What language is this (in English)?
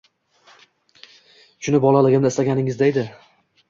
Uzbek